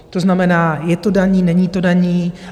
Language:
Czech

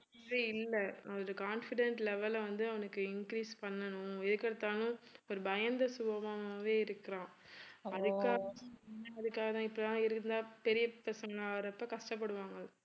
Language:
Tamil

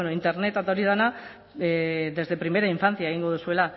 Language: Basque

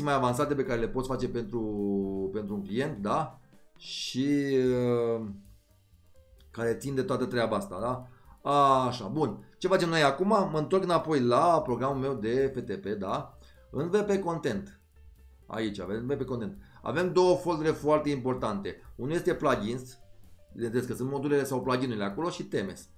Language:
Romanian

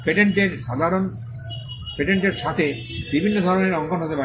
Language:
Bangla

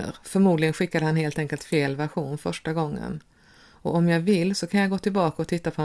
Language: Swedish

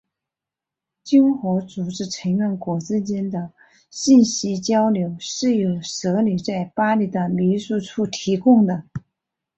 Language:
Chinese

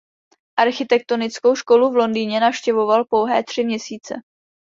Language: Czech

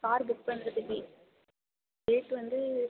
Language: Tamil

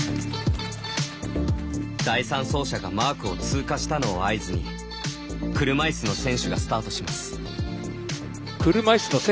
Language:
Japanese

